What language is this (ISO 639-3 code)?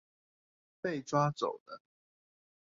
zho